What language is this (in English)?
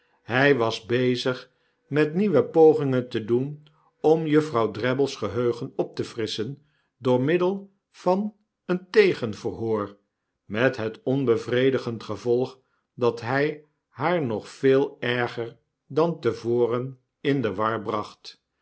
Dutch